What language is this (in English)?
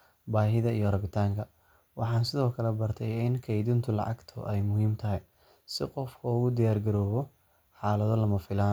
Somali